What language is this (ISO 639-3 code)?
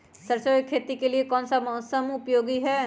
mag